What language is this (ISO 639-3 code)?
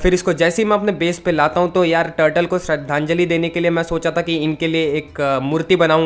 hin